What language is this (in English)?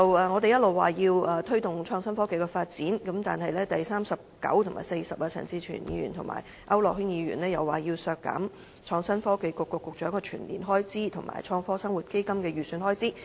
Cantonese